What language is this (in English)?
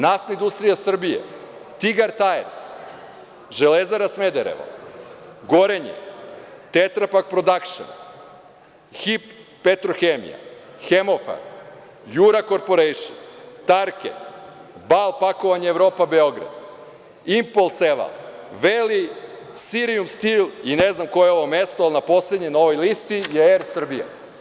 Serbian